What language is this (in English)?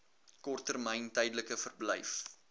Afrikaans